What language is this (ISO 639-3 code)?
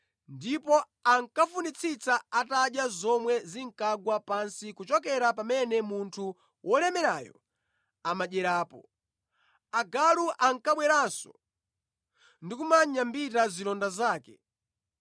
nya